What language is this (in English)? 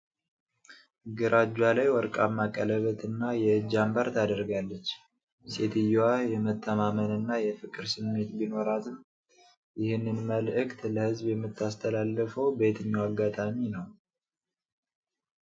Amharic